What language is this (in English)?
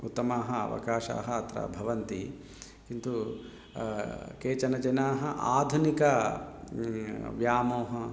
Sanskrit